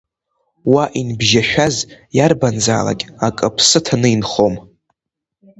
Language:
Abkhazian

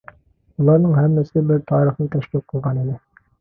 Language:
Uyghur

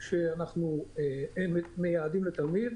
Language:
Hebrew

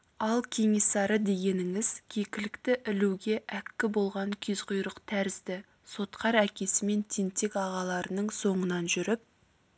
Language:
Kazakh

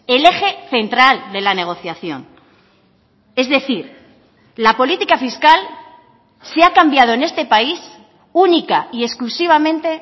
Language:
Spanish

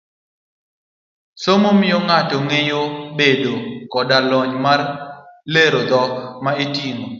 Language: Luo (Kenya and Tanzania)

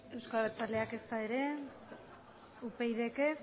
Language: Basque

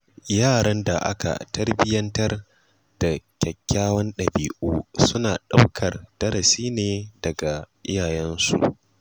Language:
Hausa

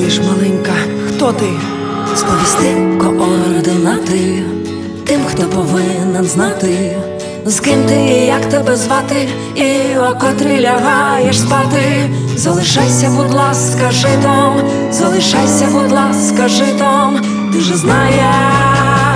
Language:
Ukrainian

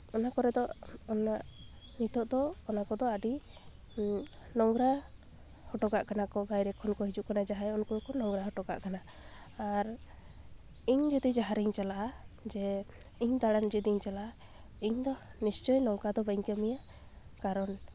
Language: Santali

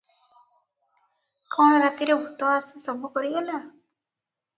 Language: Odia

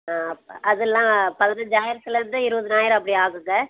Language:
Tamil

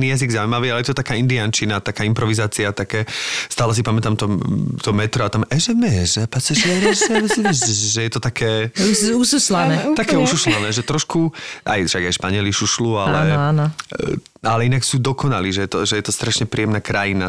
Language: Slovak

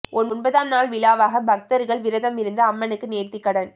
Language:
Tamil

